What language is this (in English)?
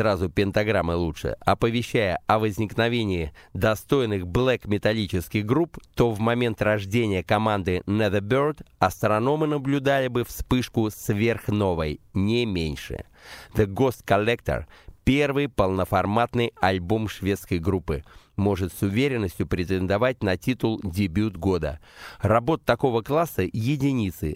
Russian